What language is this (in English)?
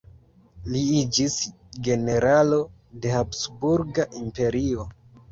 Esperanto